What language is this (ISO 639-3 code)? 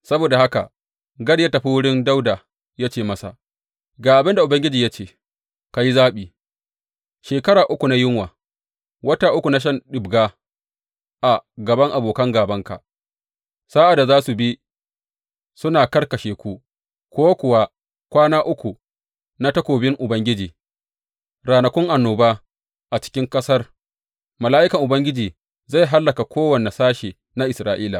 hau